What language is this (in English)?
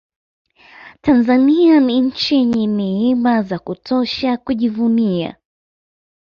Swahili